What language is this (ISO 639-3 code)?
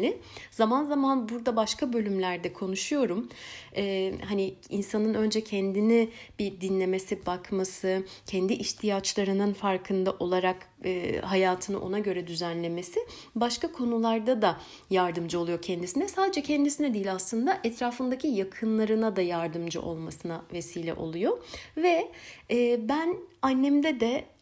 tur